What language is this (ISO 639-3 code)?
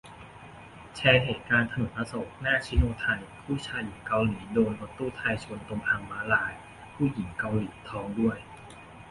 tha